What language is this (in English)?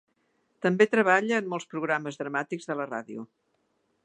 Catalan